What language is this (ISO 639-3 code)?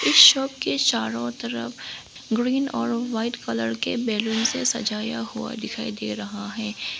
hin